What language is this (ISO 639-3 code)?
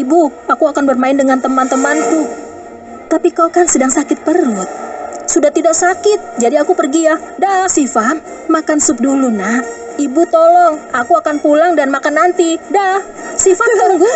ind